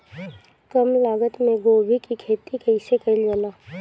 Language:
Bhojpuri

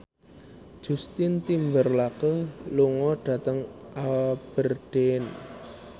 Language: Javanese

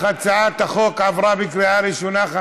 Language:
Hebrew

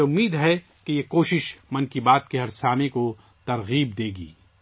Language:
Urdu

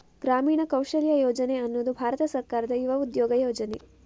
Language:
Kannada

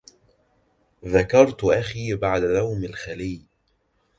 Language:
Arabic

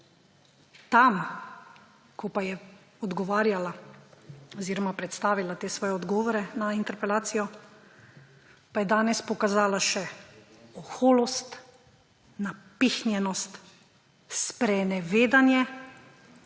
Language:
Slovenian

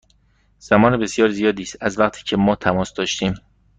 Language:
Persian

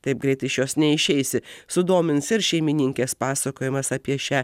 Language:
Lithuanian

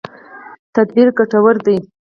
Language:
Pashto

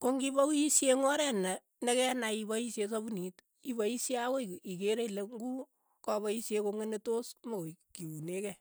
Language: Keiyo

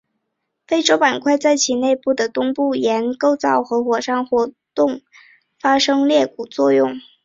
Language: Chinese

